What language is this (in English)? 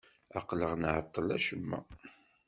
Kabyle